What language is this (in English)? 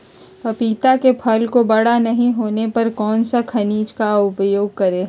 Magahi